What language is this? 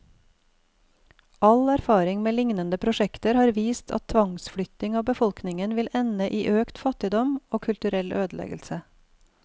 Norwegian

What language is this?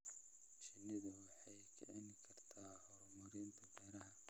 Somali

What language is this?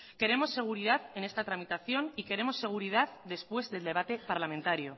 Spanish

